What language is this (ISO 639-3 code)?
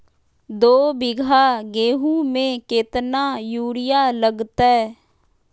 mag